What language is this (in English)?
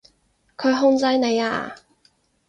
Cantonese